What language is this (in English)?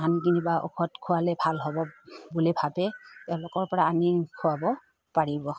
Assamese